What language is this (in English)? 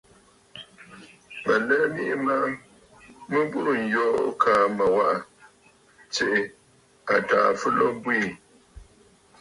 Bafut